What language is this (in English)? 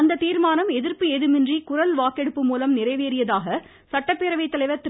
Tamil